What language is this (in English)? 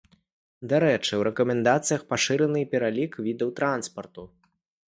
Belarusian